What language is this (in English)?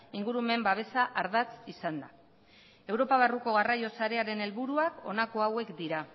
Basque